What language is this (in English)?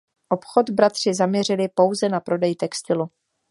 Czech